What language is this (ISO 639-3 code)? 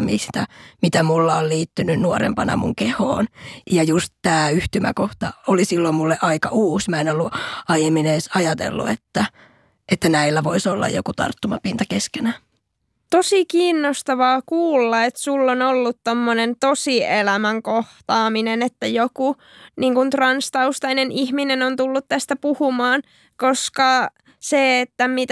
fin